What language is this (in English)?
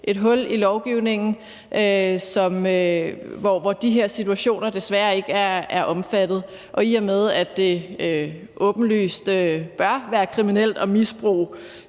Danish